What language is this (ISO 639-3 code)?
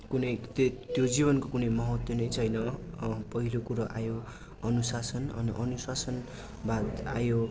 nep